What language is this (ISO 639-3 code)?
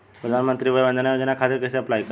bho